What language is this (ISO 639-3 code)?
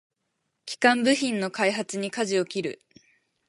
jpn